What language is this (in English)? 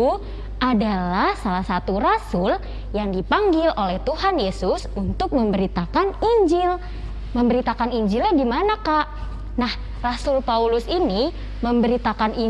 Indonesian